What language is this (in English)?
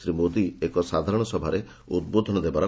Odia